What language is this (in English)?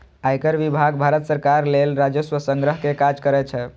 Maithili